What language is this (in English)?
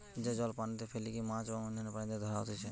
Bangla